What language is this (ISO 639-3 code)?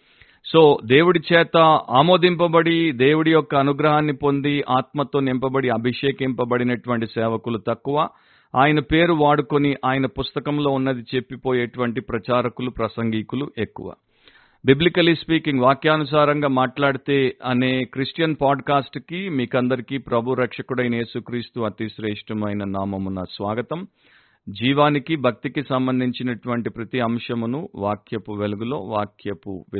tel